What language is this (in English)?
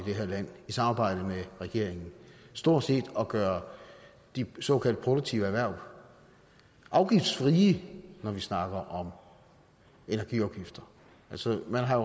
Danish